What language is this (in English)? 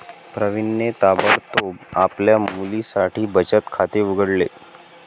Marathi